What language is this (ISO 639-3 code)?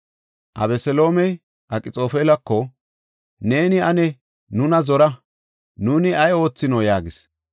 gof